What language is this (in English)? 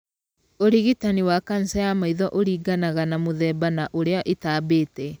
Kikuyu